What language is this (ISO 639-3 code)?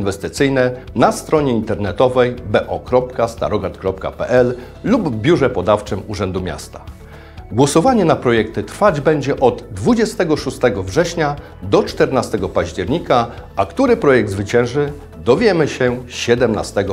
pol